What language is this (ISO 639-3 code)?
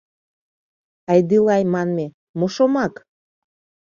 chm